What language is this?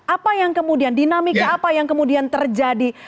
Indonesian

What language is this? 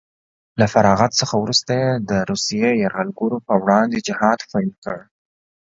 Pashto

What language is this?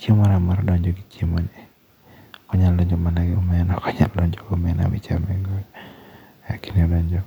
Luo (Kenya and Tanzania)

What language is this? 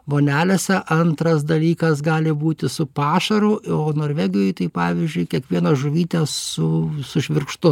Lithuanian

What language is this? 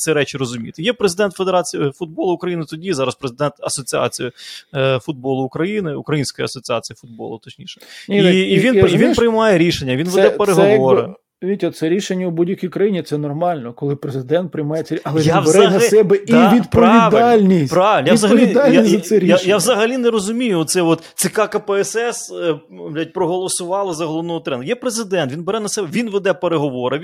Ukrainian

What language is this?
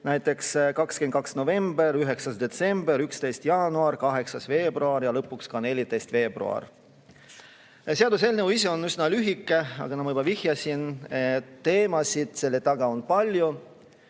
Estonian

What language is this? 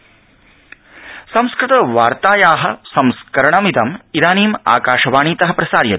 Sanskrit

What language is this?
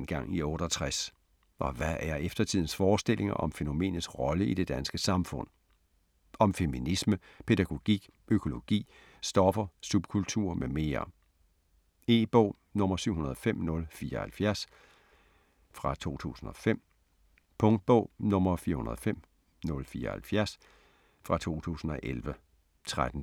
Danish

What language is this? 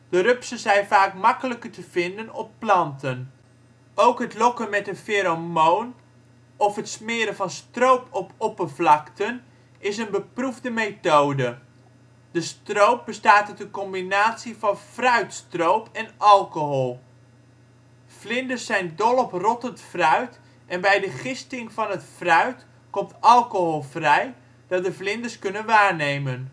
Dutch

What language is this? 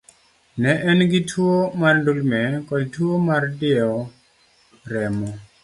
Luo (Kenya and Tanzania)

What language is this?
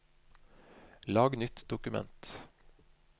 Norwegian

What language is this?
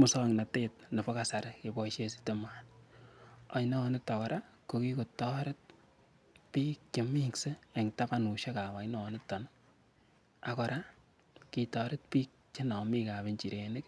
Kalenjin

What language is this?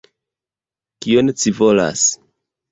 Esperanto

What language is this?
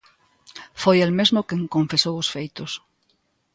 Galician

